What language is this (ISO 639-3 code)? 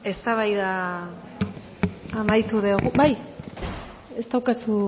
eus